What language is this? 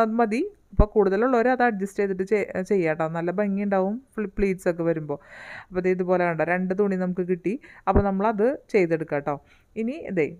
Malayalam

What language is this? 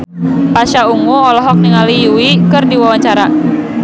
Sundanese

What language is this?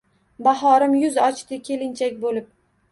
Uzbek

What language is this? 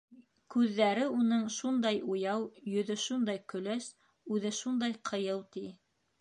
Bashkir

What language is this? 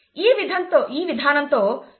Telugu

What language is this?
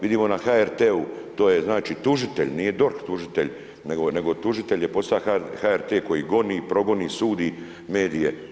Croatian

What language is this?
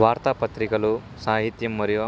Telugu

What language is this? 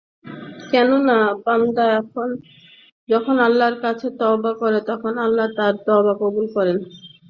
Bangla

